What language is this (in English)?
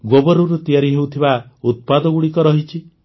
Odia